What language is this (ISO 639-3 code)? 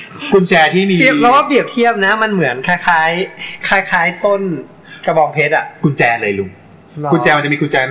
tha